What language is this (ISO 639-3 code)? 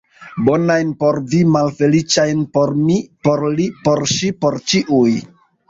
epo